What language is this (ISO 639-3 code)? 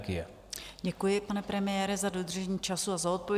ces